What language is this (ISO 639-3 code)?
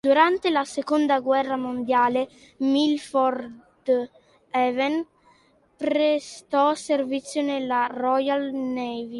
ita